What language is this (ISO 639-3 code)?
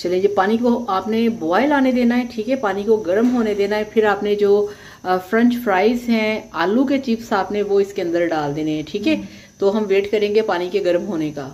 hin